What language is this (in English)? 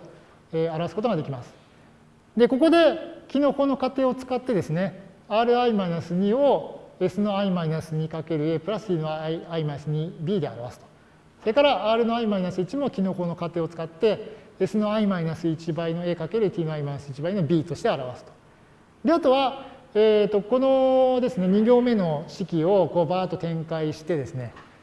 Japanese